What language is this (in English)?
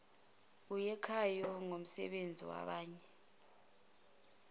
Zulu